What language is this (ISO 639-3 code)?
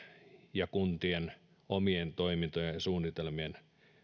fin